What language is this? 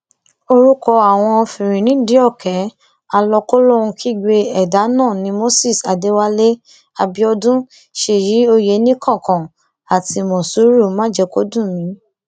Yoruba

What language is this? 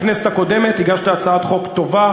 Hebrew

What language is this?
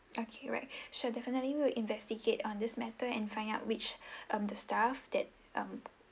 English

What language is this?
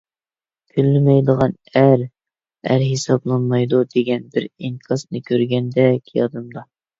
Uyghur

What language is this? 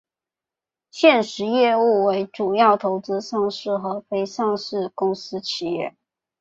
Chinese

